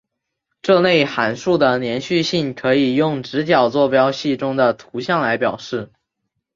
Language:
Chinese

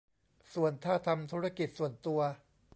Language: Thai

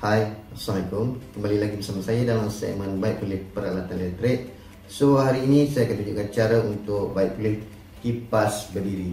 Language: Malay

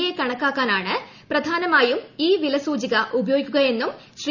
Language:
Malayalam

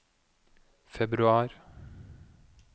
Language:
Norwegian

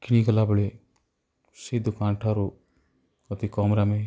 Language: Odia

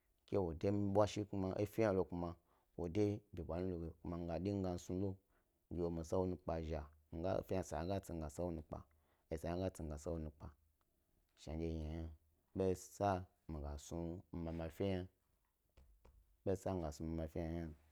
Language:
Gbari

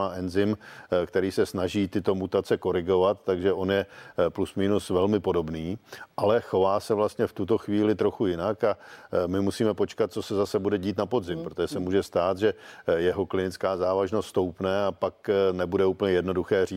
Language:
Czech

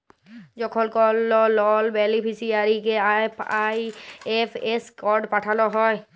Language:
Bangla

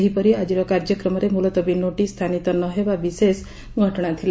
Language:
Odia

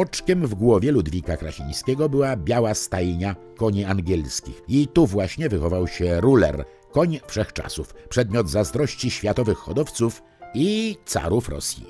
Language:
Polish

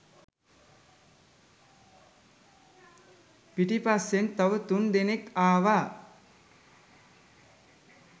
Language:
Sinhala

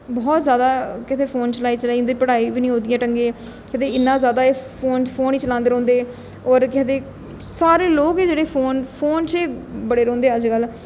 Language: Dogri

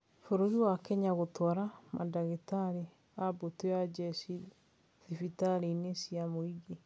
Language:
Kikuyu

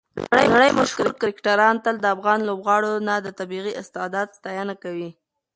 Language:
Pashto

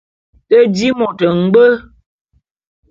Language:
Bulu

